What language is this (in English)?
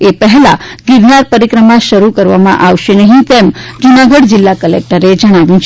Gujarati